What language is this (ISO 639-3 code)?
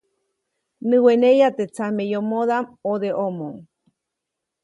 zoc